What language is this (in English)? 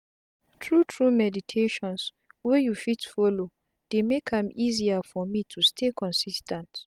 Nigerian Pidgin